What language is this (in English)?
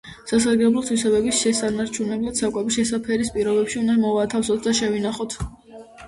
Georgian